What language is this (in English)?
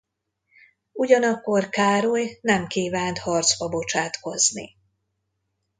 Hungarian